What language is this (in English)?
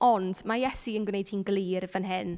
Welsh